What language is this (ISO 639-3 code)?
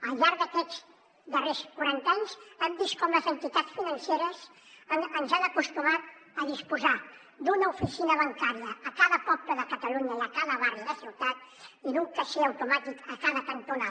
cat